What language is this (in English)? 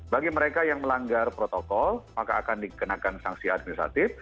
Indonesian